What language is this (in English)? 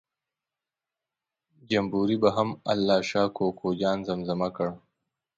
Pashto